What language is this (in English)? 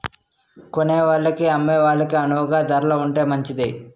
Telugu